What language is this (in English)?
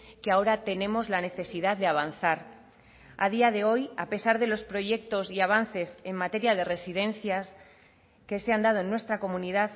Spanish